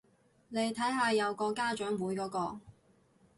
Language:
Cantonese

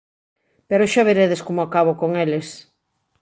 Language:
Galician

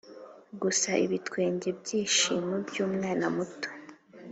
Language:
Kinyarwanda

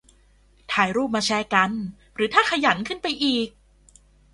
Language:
Thai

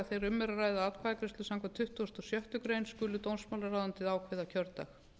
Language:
Icelandic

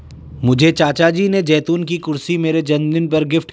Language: Hindi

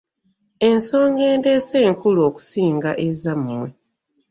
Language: Ganda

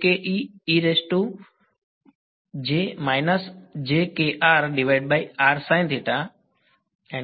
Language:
Gujarati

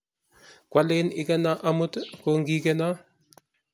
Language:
Kalenjin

